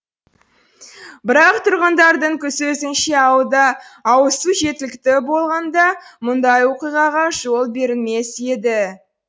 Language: Kazakh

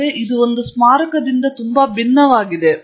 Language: Kannada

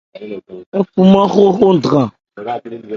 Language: Ebrié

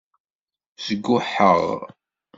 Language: Kabyle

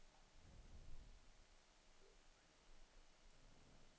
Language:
Swedish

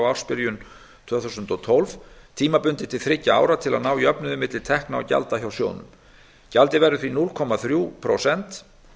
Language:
Icelandic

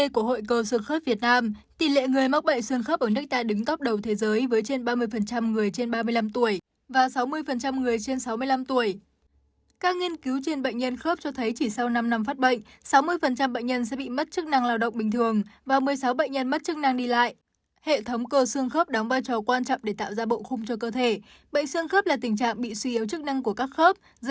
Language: Vietnamese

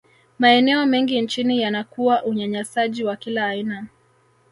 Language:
Swahili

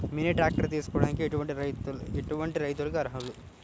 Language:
Telugu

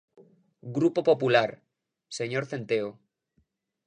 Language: Galician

